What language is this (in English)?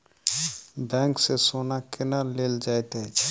Maithili